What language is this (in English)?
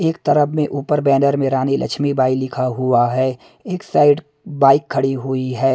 Hindi